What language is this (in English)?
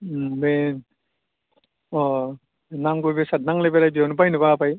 Bodo